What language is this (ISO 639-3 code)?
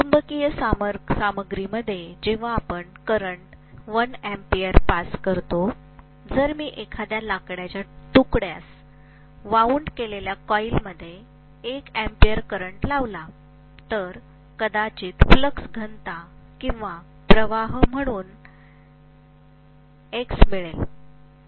mar